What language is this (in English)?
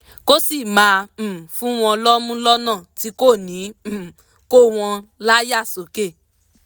Yoruba